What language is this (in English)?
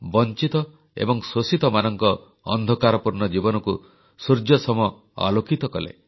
Odia